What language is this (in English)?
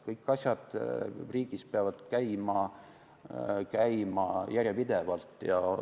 Estonian